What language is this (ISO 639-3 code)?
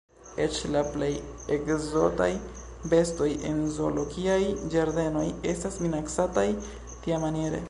epo